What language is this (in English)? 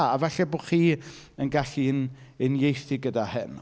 Welsh